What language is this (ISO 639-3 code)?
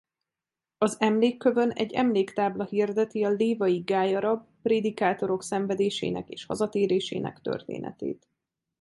hun